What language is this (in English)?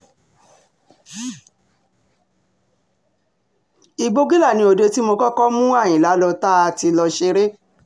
Yoruba